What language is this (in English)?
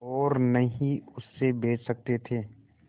Hindi